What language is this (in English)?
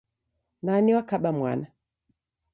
Taita